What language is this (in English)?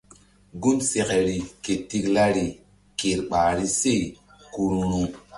Mbum